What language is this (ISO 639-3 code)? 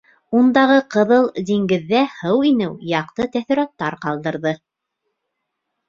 bak